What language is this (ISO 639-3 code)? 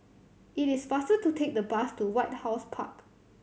eng